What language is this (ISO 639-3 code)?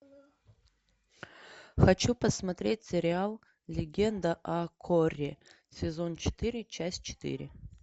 rus